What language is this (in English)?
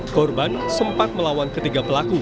Indonesian